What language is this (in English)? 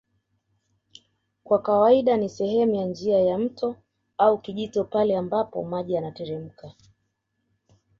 Swahili